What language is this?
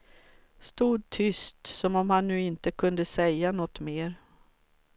Swedish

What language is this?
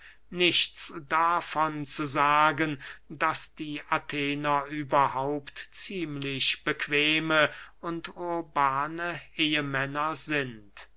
German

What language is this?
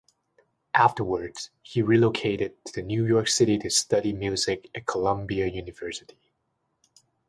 English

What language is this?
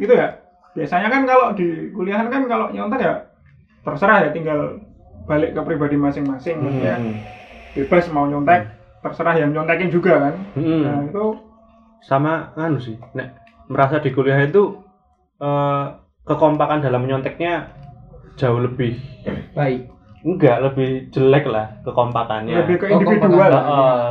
Indonesian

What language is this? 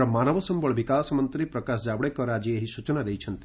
Odia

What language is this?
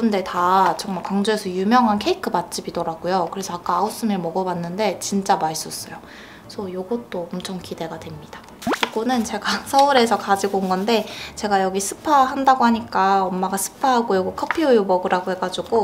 Korean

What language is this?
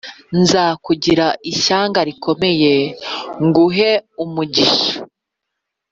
Kinyarwanda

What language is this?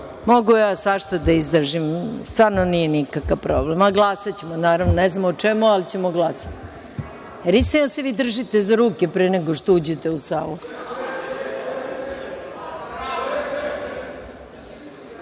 Serbian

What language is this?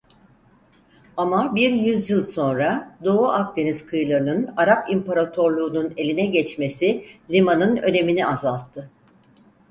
Turkish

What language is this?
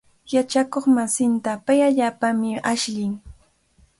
Cajatambo North Lima Quechua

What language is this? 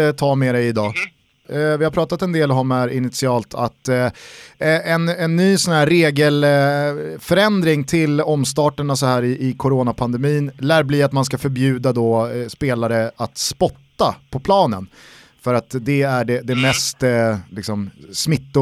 Swedish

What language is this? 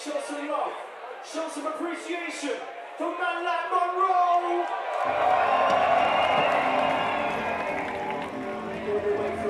English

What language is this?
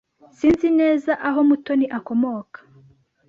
Kinyarwanda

